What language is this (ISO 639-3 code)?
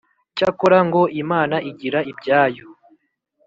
kin